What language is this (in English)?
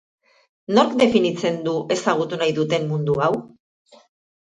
Basque